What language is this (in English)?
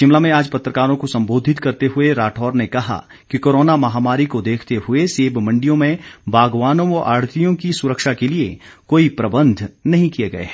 Hindi